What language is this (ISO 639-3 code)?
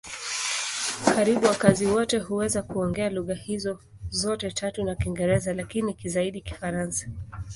swa